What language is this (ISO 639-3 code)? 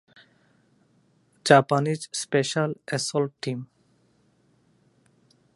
ben